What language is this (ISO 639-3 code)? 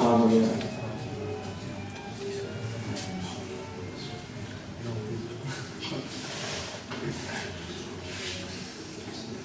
ita